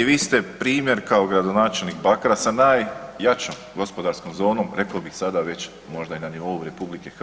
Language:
Croatian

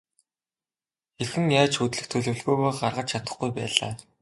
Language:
Mongolian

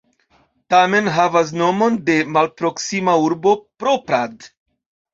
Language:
Esperanto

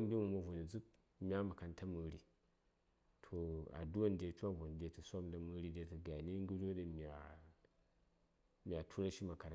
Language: Saya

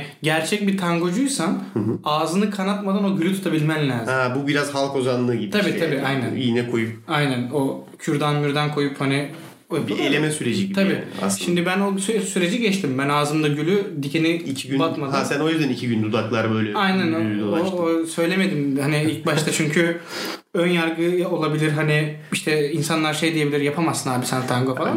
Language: Turkish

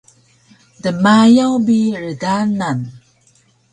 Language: Taroko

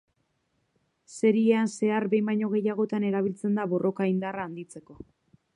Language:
Basque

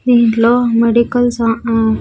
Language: Telugu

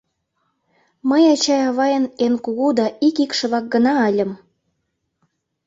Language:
Mari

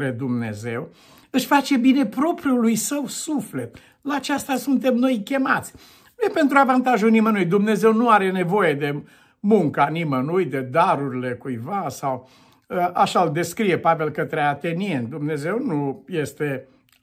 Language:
Romanian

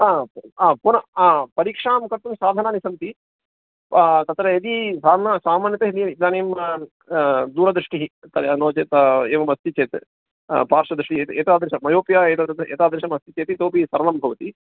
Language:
Sanskrit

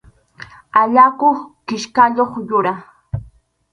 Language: Arequipa-La Unión Quechua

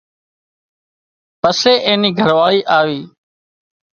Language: Wadiyara Koli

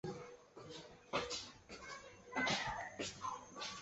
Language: Chinese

